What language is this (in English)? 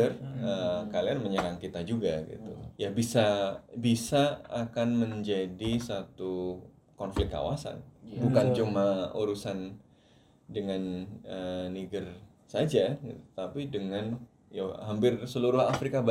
Indonesian